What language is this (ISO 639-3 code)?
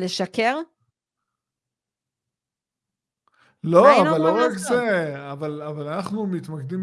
heb